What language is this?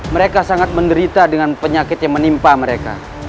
Indonesian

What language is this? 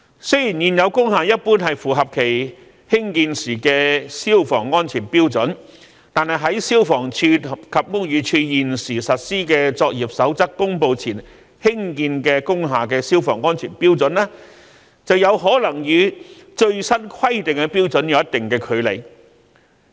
Cantonese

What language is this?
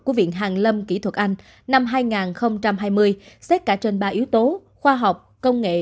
Vietnamese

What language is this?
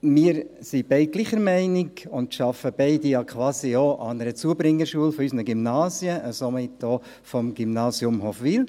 Swiss German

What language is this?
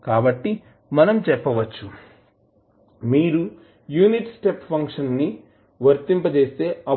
Telugu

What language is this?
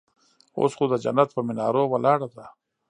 Pashto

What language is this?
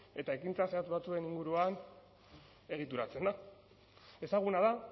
Basque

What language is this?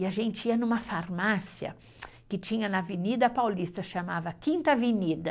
Portuguese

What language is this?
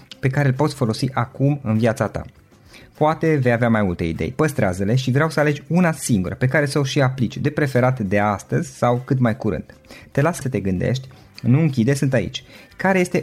Romanian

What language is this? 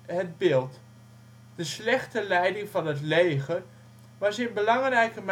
Dutch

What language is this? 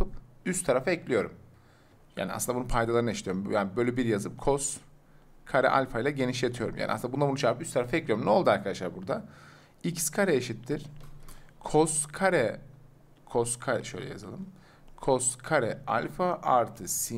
Turkish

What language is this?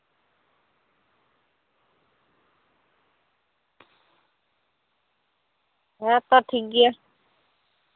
Santali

